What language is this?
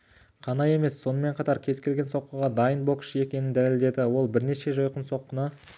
Kazakh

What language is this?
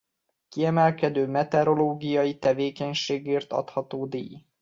Hungarian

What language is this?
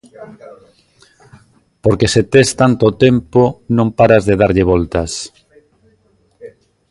Galician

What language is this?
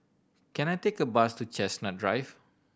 English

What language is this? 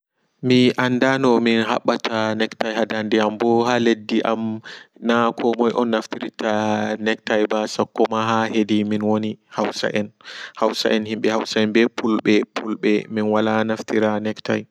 Fula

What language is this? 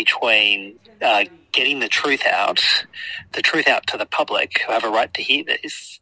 Indonesian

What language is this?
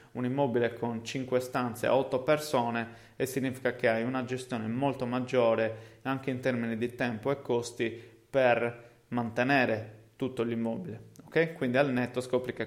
Italian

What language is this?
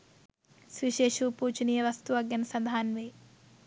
Sinhala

